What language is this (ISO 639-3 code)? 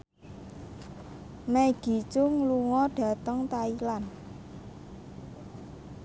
jav